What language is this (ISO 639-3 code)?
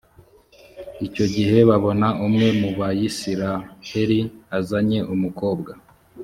kin